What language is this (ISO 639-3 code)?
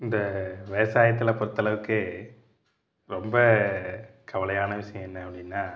tam